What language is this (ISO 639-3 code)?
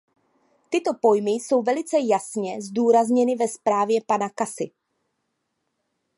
ces